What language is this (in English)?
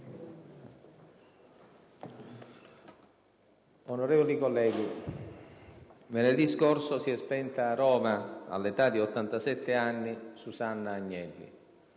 Italian